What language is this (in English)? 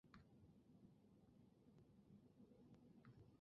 Chinese